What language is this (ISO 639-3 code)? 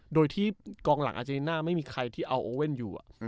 tha